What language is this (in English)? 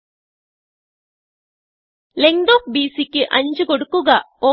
Malayalam